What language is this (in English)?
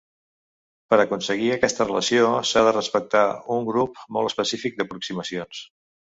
Catalan